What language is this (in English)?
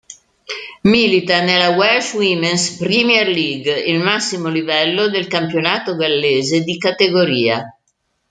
Italian